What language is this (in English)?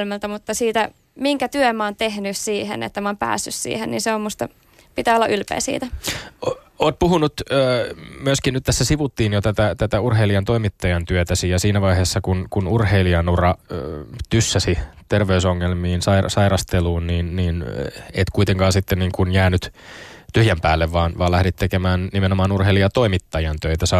Finnish